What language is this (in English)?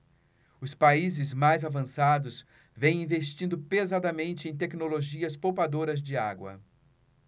Portuguese